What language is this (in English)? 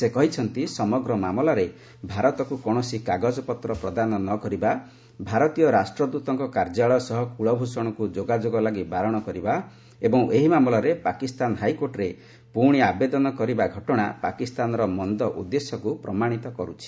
Odia